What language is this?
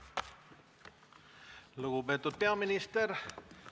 Estonian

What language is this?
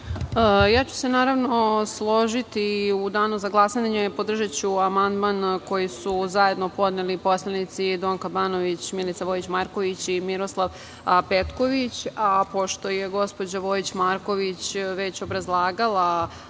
Serbian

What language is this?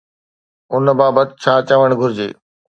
Sindhi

